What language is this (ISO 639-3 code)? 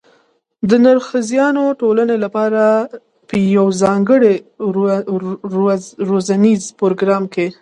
pus